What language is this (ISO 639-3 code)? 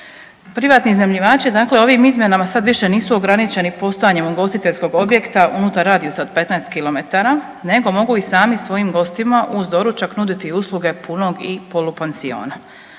hrv